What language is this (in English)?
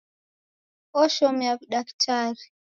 Taita